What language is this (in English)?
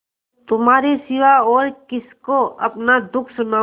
Hindi